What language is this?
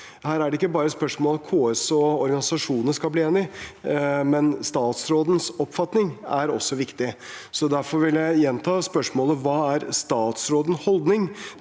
Norwegian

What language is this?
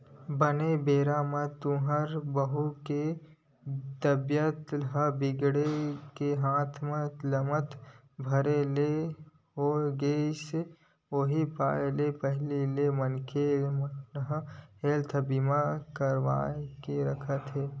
Chhattisgarhi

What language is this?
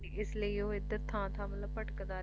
Punjabi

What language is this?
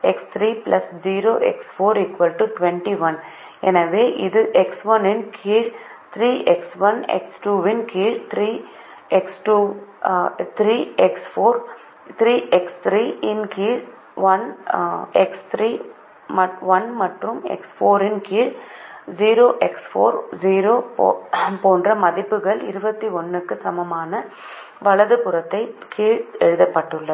Tamil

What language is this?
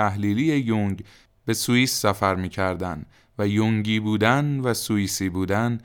Persian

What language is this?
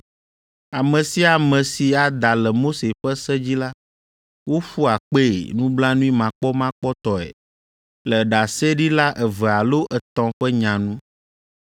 Ewe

